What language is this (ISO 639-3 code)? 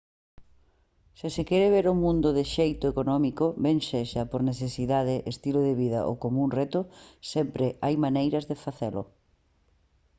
glg